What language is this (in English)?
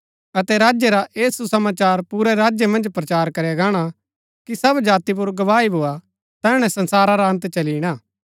Gaddi